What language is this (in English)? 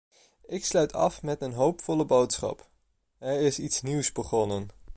Dutch